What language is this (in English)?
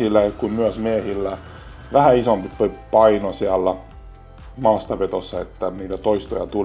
Finnish